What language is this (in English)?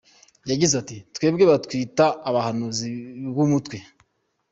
Kinyarwanda